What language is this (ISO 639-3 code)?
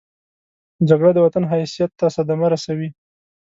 pus